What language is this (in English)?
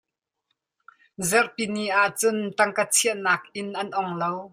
Hakha Chin